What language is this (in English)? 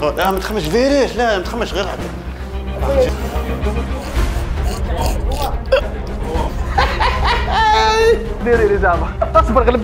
Arabic